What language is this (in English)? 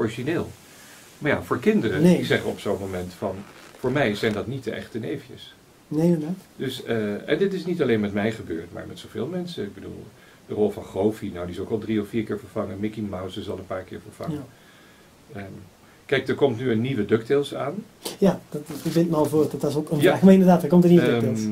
Dutch